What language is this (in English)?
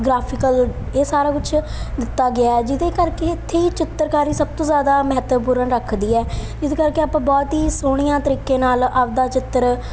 Punjabi